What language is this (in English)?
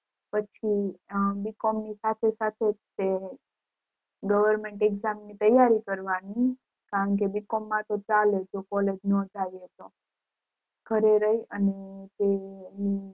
Gujarati